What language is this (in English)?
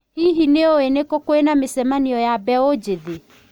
Kikuyu